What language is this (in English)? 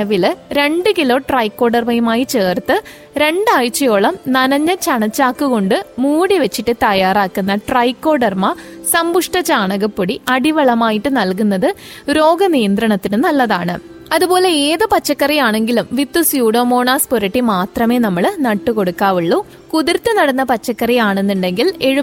Malayalam